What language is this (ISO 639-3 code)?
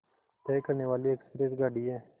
hin